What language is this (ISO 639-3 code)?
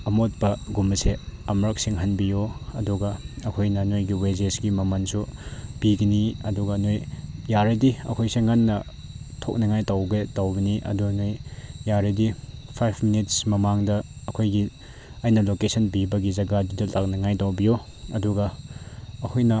mni